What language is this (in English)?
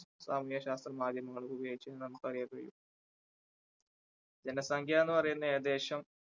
Malayalam